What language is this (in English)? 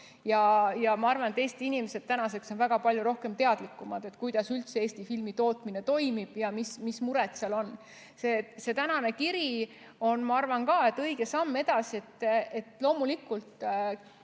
Estonian